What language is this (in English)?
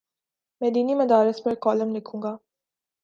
Urdu